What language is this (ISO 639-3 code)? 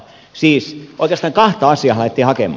fin